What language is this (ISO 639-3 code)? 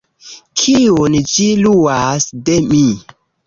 epo